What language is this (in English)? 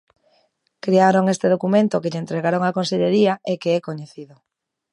Galician